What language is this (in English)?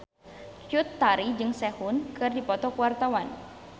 Sundanese